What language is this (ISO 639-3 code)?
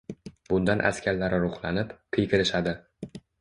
uzb